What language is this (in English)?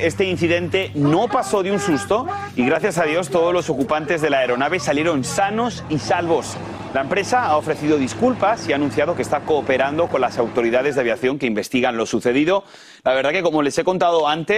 Spanish